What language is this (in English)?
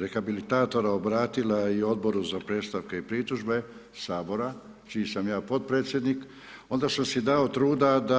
Croatian